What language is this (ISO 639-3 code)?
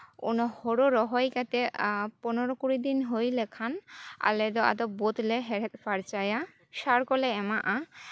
sat